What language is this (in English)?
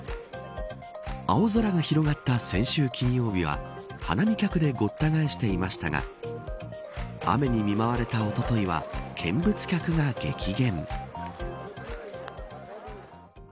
Japanese